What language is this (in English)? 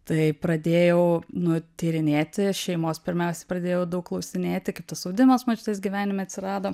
Lithuanian